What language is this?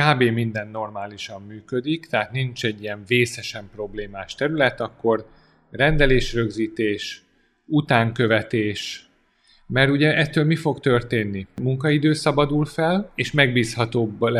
Hungarian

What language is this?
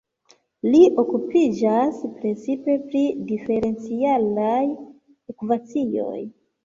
Esperanto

